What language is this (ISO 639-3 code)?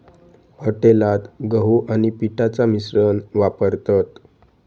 mar